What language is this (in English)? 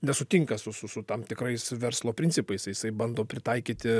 Lithuanian